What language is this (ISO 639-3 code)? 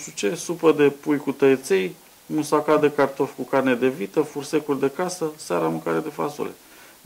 ron